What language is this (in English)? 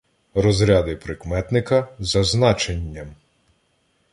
Ukrainian